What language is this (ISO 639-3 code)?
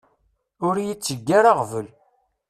kab